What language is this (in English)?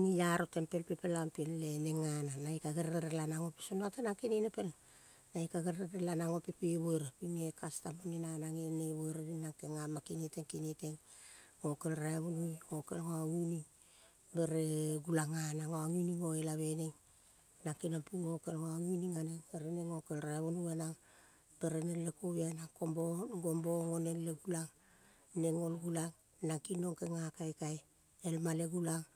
Kol (Papua New Guinea)